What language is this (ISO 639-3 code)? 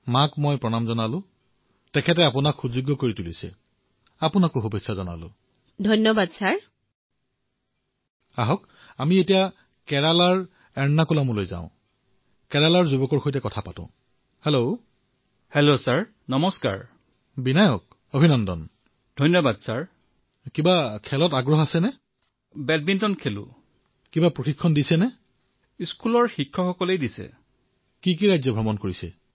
asm